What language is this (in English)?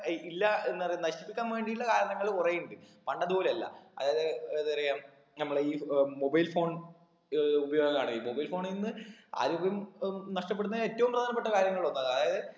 Malayalam